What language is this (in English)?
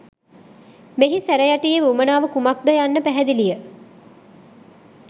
Sinhala